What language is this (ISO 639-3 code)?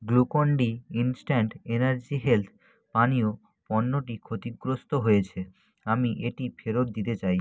ben